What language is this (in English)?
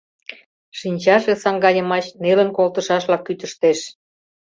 Mari